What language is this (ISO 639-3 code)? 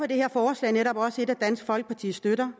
dan